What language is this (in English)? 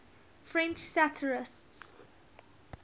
English